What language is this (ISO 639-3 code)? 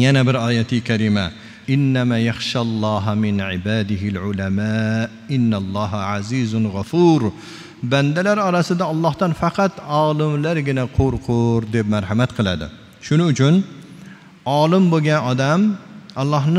ara